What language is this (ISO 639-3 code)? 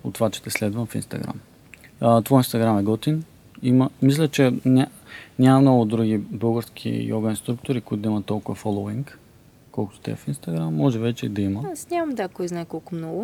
bul